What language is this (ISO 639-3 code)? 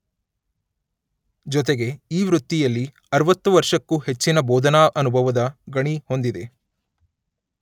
kan